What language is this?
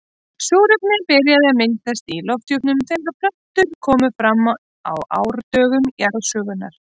Icelandic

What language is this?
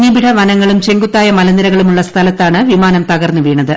Malayalam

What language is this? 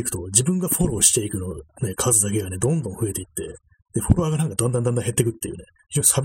Japanese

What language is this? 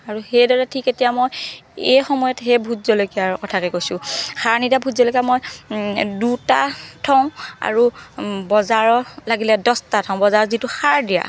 Assamese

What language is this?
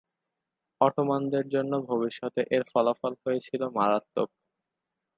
Bangla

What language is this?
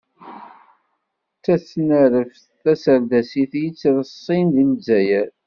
Kabyle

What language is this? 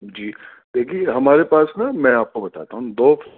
Urdu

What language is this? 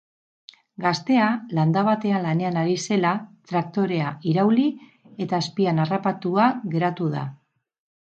Basque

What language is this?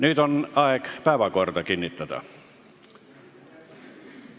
Estonian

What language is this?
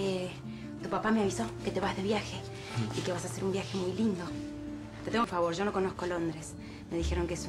Spanish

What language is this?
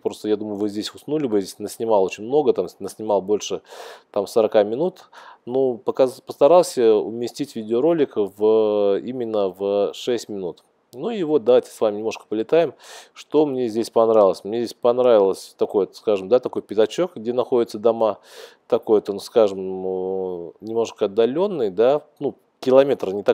Russian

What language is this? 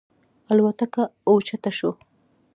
Pashto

